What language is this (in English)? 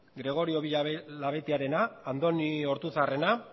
Basque